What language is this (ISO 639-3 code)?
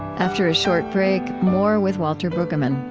eng